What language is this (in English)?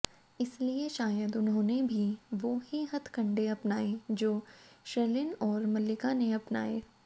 Hindi